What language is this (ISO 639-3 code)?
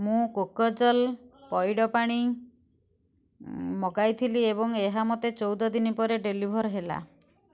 ori